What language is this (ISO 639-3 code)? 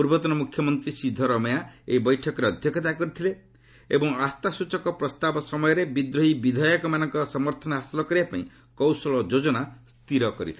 ori